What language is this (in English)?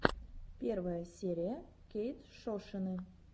Russian